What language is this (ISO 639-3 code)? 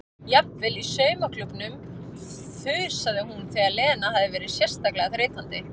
isl